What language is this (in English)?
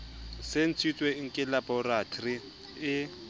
Southern Sotho